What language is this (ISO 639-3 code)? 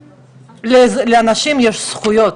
heb